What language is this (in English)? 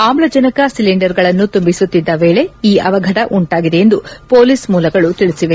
Kannada